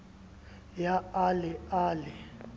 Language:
Southern Sotho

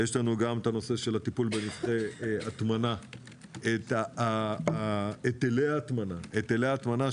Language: Hebrew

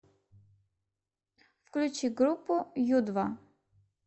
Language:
Russian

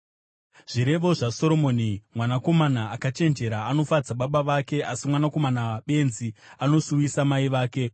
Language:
Shona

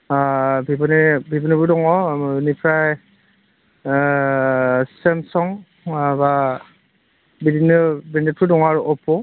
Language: Bodo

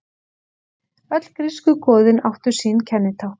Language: Icelandic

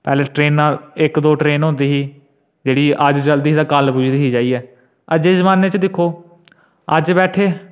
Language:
Dogri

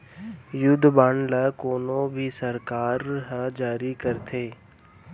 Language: Chhattisgarhi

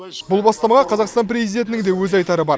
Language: Kazakh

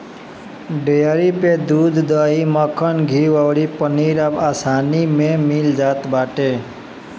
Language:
Bhojpuri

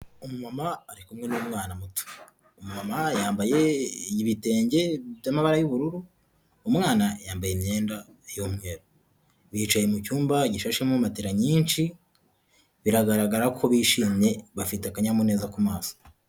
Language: Kinyarwanda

